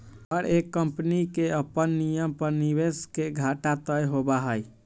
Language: Magahi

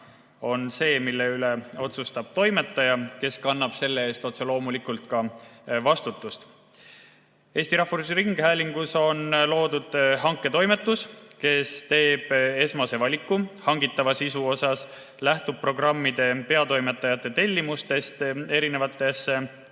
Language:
Estonian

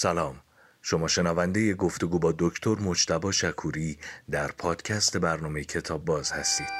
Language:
Persian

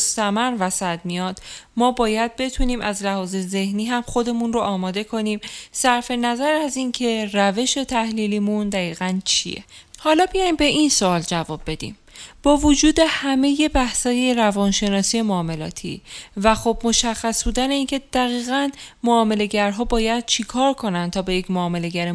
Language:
Persian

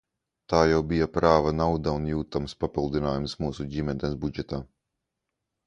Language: Latvian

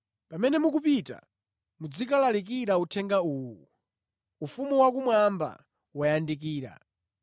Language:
Nyanja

